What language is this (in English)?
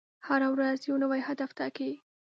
Pashto